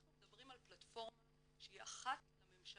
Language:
Hebrew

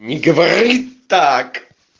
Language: Russian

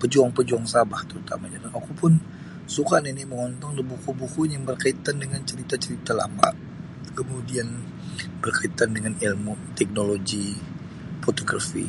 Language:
Sabah Bisaya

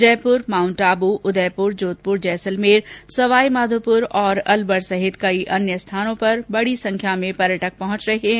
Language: Hindi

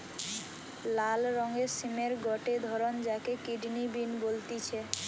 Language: Bangla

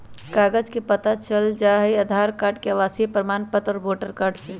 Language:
Magahi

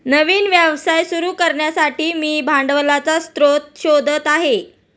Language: Marathi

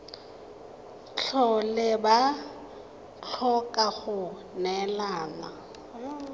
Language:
Tswana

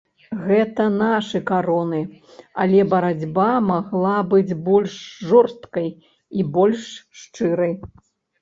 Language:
Belarusian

